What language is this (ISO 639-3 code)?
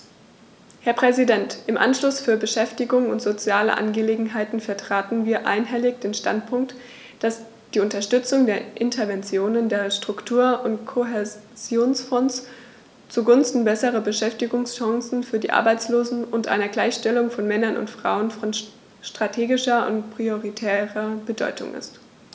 deu